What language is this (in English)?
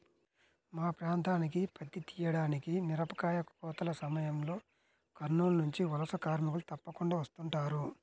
Telugu